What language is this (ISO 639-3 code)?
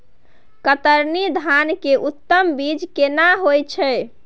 mai